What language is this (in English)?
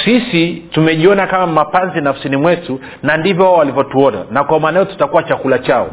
Swahili